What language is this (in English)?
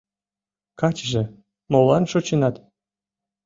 Mari